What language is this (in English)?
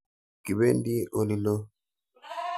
Kalenjin